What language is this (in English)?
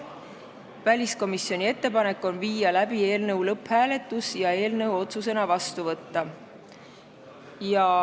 Estonian